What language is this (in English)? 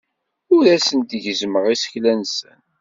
Kabyle